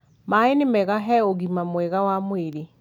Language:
Kikuyu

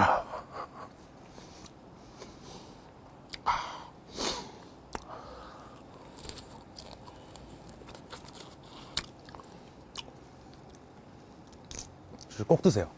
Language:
Korean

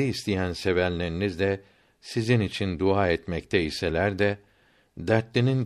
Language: Turkish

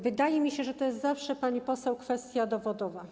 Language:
Polish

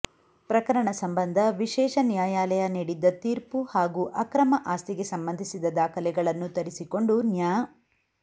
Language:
Kannada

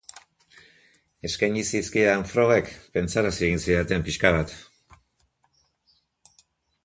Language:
Basque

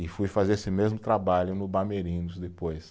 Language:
Portuguese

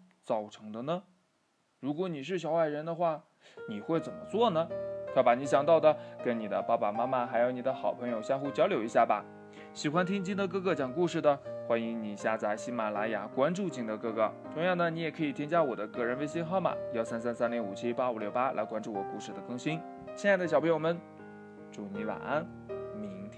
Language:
Chinese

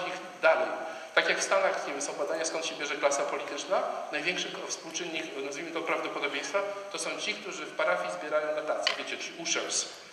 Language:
Polish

